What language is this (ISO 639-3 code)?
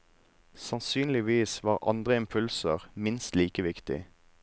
nor